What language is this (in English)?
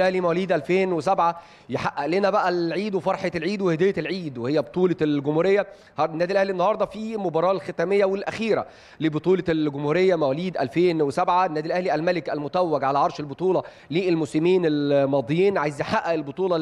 Arabic